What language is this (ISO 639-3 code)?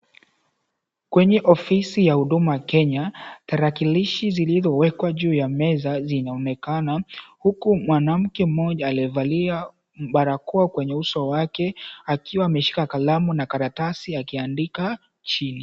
swa